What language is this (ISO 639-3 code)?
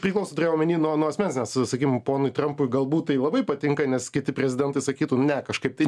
lit